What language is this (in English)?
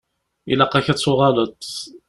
Kabyle